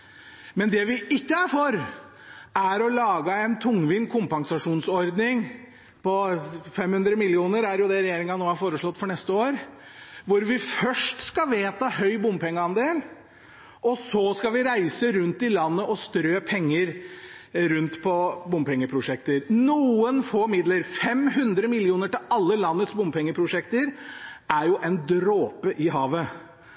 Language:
Norwegian Bokmål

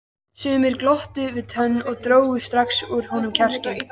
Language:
Icelandic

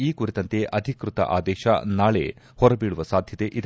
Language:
Kannada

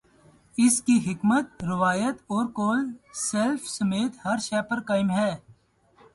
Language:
Urdu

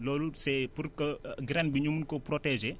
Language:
Wolof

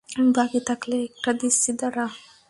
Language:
Bangla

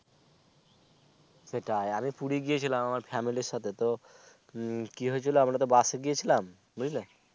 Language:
Bangla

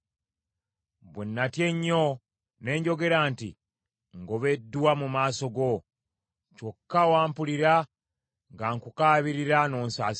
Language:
Ganda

